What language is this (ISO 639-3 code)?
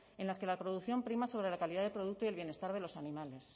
spa